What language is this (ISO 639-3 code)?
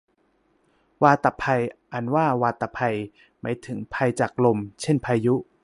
tha